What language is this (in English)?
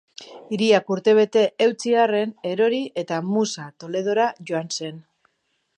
Basque